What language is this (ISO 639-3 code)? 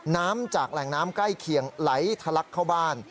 tha